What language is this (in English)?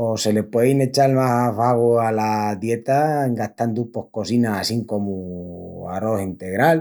Extremaduran